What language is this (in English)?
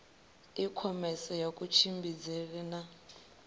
Venda